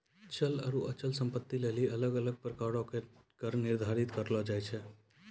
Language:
Maithili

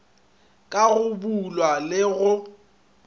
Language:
Northern Sotho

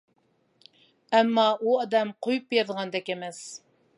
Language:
Uyghur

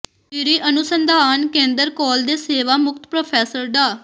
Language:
Punjabi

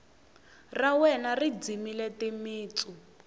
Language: Tsonga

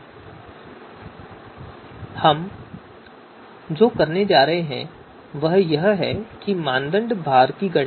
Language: Hindi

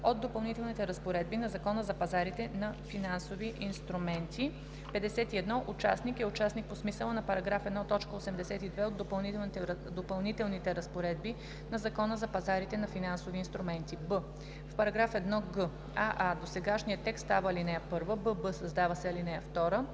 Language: Bulgarian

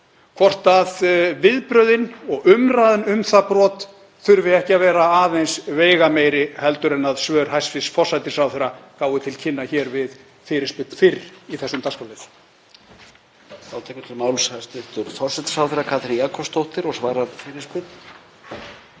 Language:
Icelandic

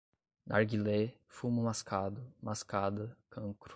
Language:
Portuguese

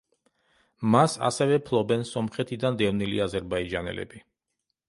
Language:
Georgian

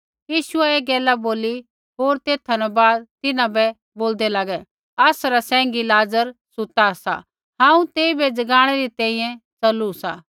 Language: Kullu Pahari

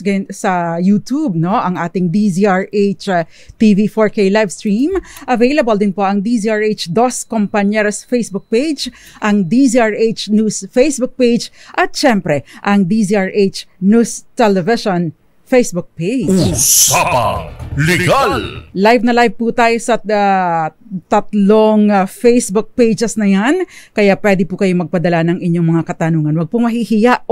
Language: Filipino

